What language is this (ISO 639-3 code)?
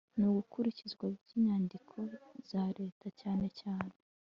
kin